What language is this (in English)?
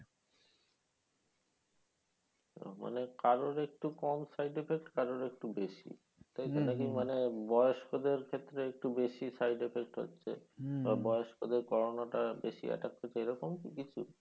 Bangla